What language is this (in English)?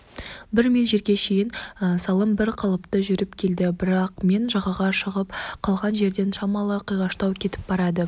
Kazakh